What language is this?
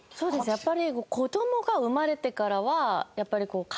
Japanese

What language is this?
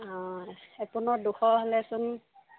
Assamese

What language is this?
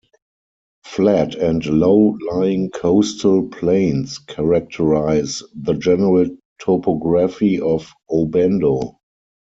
English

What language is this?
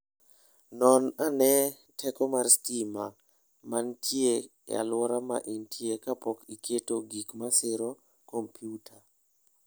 Luo (Kenya and Tanzania)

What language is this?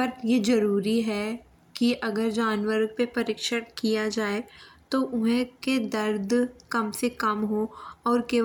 Bundeli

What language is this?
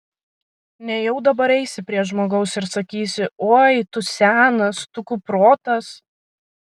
Lithuanian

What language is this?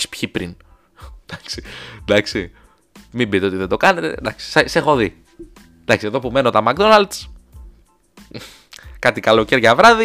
Greek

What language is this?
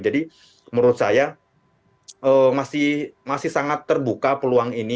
Indonesian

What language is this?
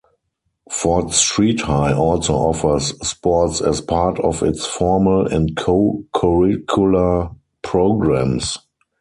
English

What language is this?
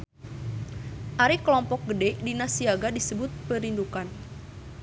Sundanese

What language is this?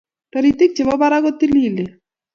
Kalenjin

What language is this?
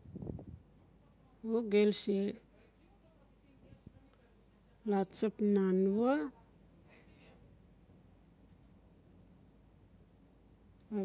Notsi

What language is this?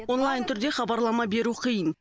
Kazakh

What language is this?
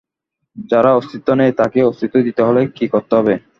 Bangla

